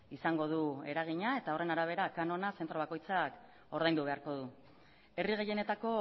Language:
Basque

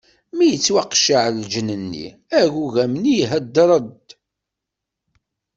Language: Kabyle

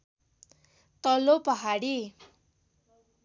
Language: Nepali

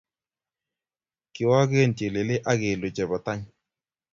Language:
Kalenjin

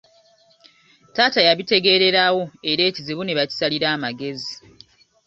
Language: Ganda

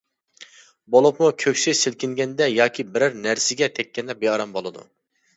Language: Uyghur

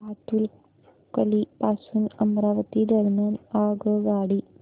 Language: Marathi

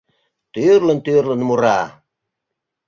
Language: Mari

